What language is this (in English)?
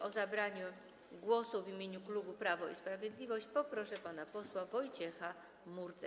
Polish